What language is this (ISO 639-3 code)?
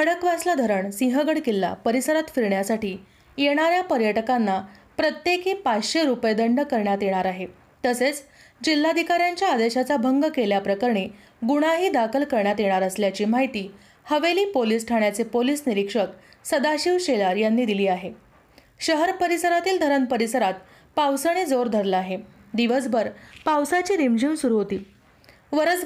mar